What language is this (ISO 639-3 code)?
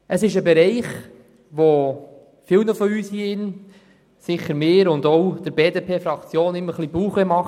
gsw